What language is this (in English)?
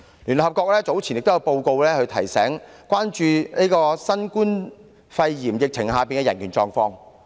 Cantonese